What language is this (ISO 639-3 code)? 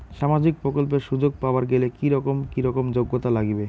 ben